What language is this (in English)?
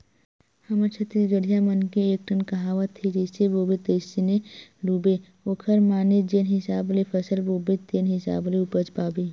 Chhattisgarhi